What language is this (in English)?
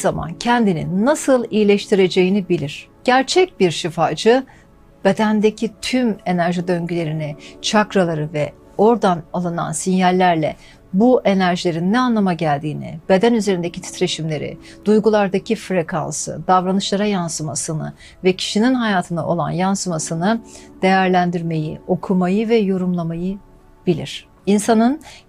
Turkish